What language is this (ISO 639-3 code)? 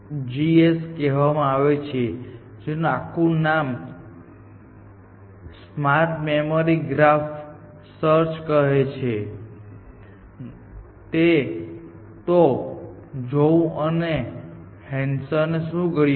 guj